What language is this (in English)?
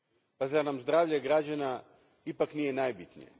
Croatian